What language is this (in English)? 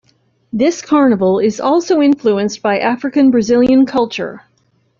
English